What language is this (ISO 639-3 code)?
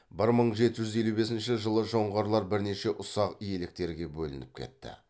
kaz